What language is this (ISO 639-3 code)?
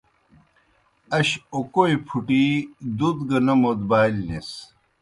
plk